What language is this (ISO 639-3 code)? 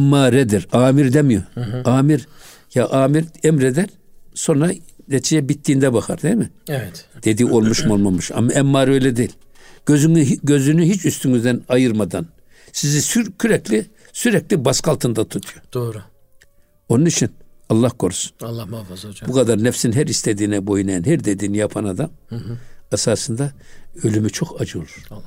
tur